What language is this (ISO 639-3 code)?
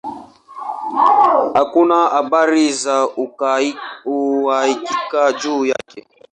swa